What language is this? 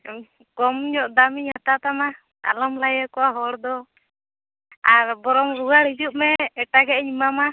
Santali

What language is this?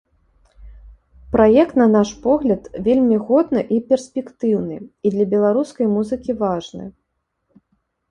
Belarusian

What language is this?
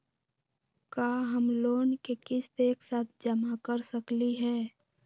Magahi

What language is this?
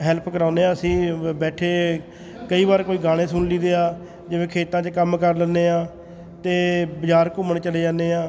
Punjabi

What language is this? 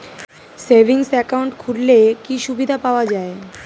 Bangla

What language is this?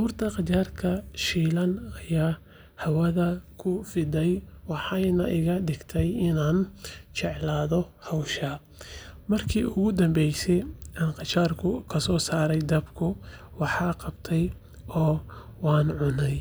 Somali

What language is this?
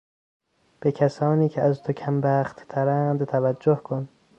Persian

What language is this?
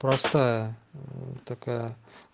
Russian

